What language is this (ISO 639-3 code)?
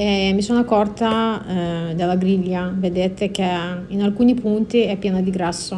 ita